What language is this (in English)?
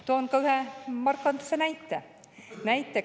Estonian